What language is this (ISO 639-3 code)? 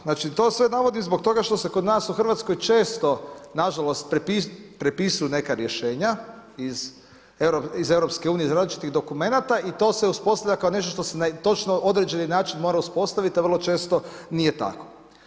hrv